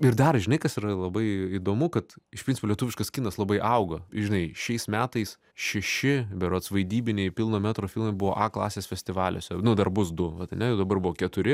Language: Lithuanian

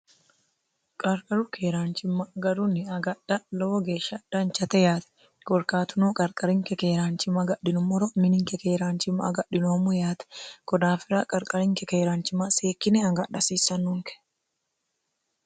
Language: Sidamo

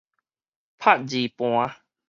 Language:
Min Nan Chinese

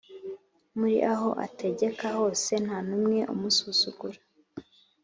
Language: Kinyarwanda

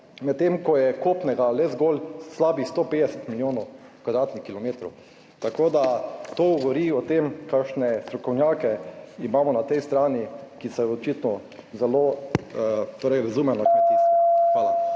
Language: Slovenian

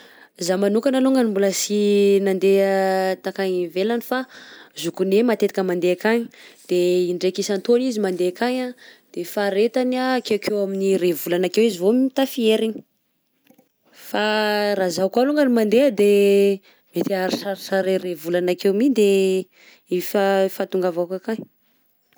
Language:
Southern Betsimisaraka Malagasy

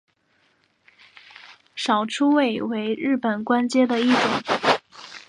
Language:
Chinese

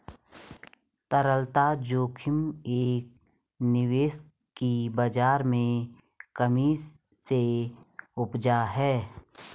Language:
Hindi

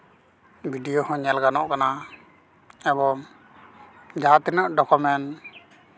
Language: Santali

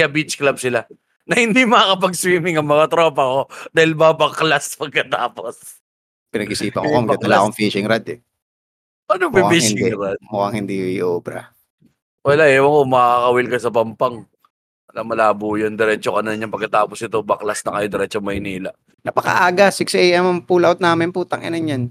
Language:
Filipino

